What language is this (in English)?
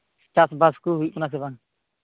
Santali